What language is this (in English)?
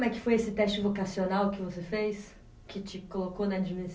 Portuguese